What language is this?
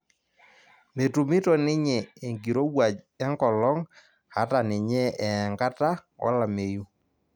Masai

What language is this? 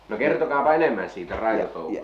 Finnish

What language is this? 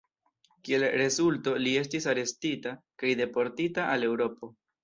Esperanto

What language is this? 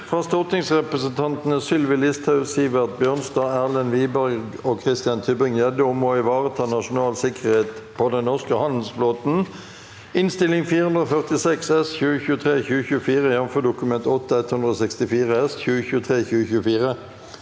Norwegian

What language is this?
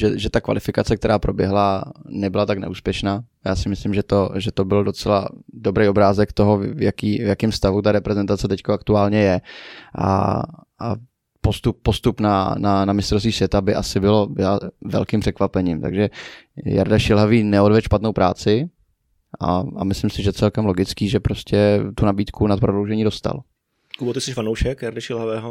Czech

